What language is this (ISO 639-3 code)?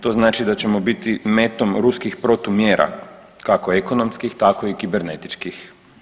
hrv